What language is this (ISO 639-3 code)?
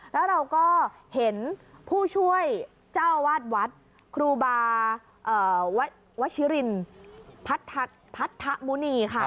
tha